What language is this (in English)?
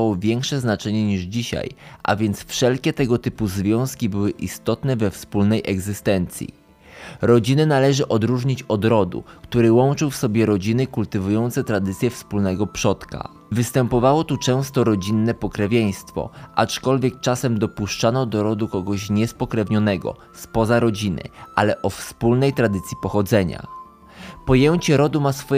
Polish